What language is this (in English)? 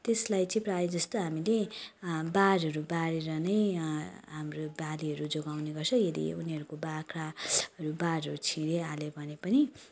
Nepali